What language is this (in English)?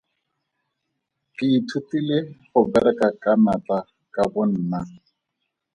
Tswana